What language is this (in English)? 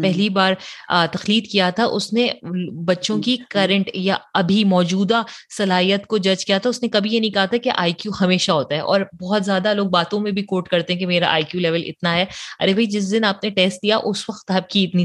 Urdu